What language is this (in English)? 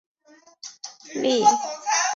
Chinese